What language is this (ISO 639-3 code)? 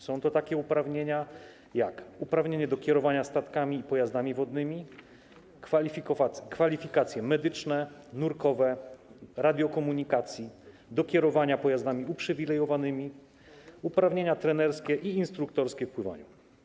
pol